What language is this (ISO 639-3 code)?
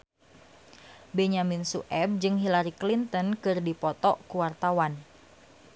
sun